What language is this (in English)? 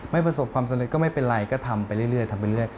Thai